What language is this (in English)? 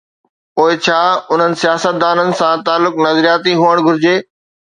Sindhi